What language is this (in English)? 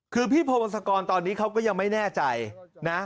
Thai